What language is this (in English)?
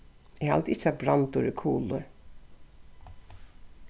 Faroese